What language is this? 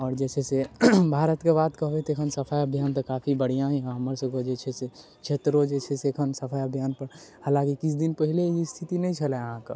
Maithili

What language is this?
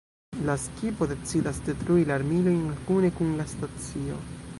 Esperanto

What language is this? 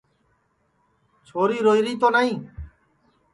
Sansi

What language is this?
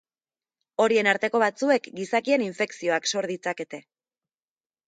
Basque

